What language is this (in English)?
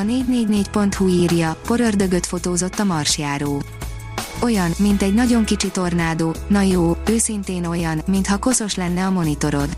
Hungarian